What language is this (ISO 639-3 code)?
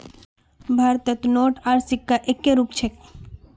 mag